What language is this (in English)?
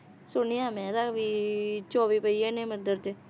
Punjabi